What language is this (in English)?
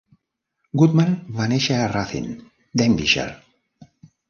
Catalan